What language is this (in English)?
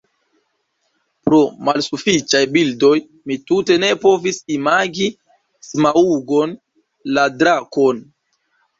Esperanto